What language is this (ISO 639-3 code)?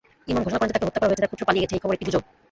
ben